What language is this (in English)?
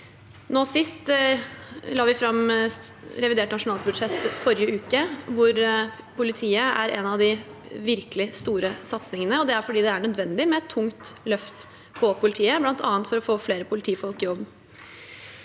Norwegian